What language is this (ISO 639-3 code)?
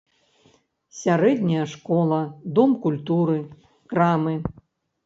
bel